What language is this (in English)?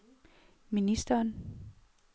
Danish